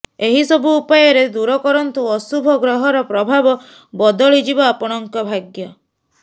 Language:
Odia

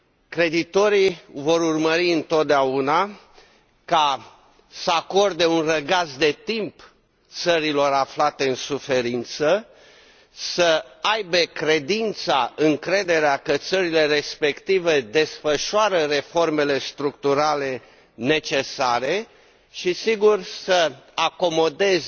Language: Romanian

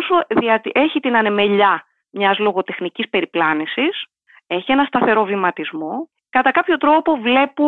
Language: Greek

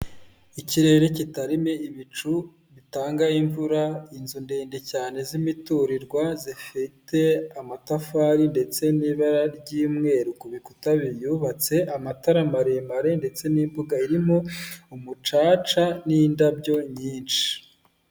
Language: Kinyarwanda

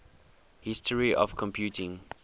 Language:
English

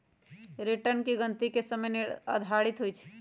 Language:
Magahi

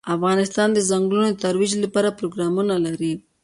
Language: Pashto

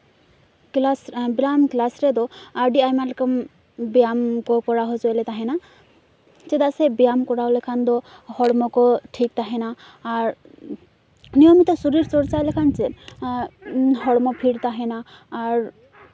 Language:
Santali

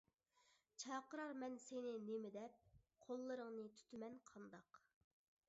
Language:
Uyghur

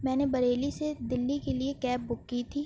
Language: Urdu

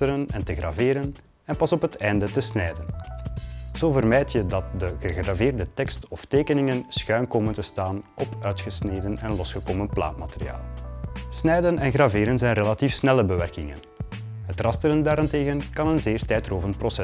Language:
Dutch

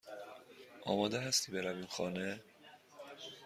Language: Persian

